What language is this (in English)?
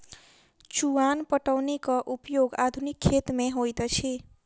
Maithili